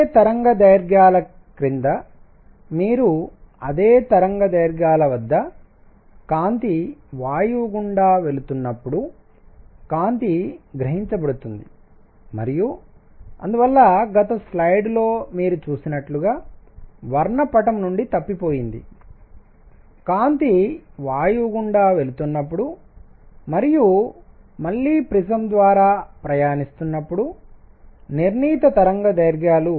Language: Telugu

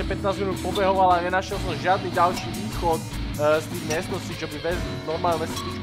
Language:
Czech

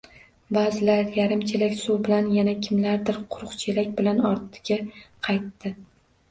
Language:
Uzbek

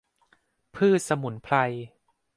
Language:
Thai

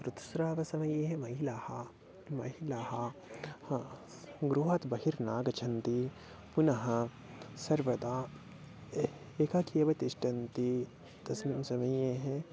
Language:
Sanskrit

